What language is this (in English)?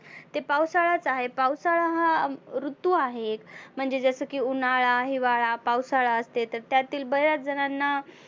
Marathi